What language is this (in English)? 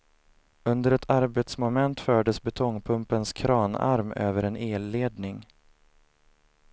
Swedish